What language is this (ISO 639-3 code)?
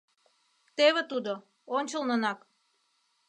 chm